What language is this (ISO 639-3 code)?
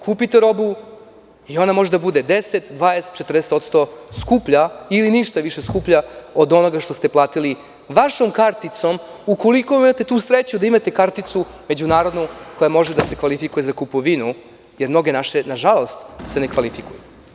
srp